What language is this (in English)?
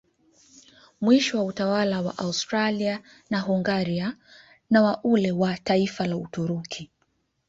Swahili